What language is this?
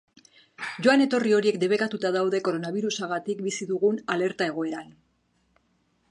Basque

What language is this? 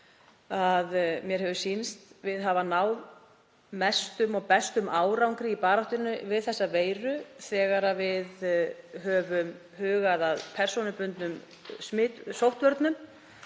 Icelandic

